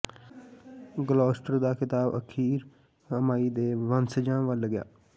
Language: Punjabi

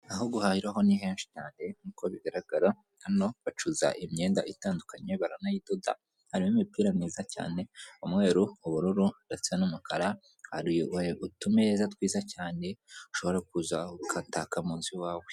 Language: Kinyarwanda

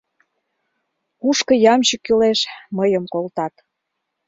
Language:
Mari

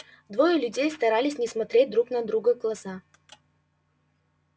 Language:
Russian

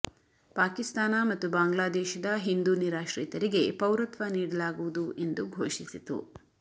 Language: Kannada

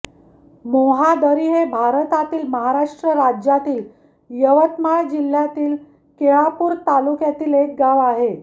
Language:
Marathi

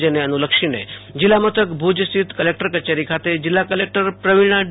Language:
Gujarati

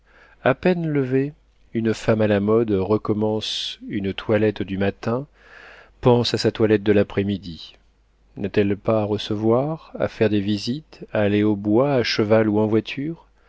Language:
French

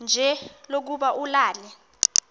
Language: Xhosa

